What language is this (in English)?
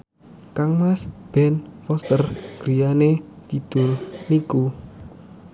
Javanese